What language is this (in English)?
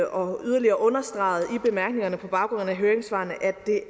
Danish